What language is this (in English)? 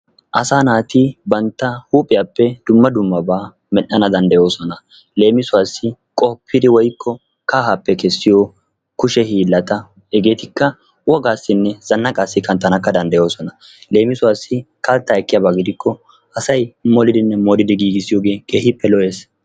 Wolaytta